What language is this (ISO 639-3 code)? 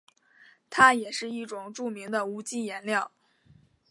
zho